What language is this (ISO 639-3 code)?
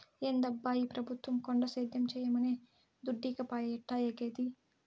tel